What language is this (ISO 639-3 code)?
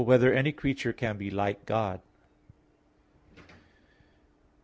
eng